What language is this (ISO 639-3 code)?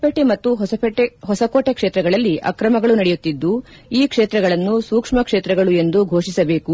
kan